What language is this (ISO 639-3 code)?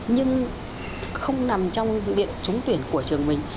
vie